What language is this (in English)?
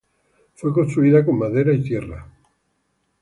Spanish